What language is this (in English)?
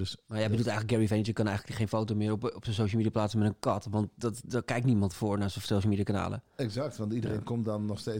Dutch